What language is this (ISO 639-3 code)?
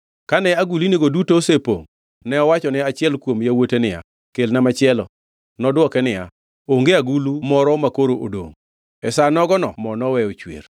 luo